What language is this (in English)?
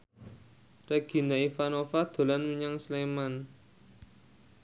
Javanese